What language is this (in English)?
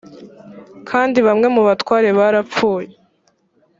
Kinyarwanda